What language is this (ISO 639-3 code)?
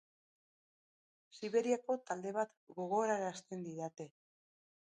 eus